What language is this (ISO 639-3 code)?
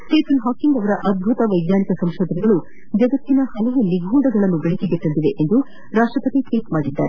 kan